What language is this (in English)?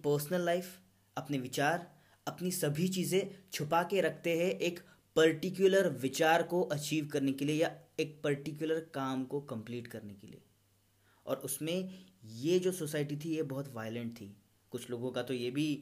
Hindi